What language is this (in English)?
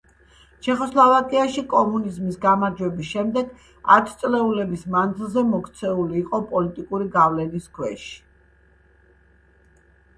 Georgian